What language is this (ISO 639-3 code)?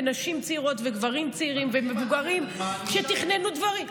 heb